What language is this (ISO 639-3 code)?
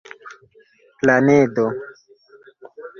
epo